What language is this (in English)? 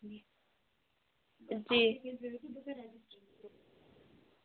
Kashmiri